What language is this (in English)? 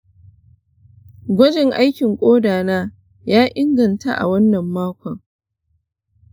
Hausa